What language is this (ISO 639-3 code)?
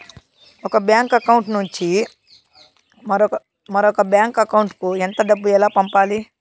tel